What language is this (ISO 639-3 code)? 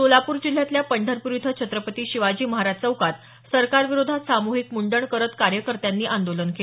mar